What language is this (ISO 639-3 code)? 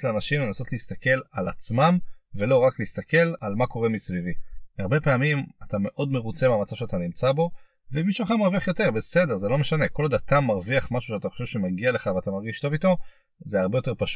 heb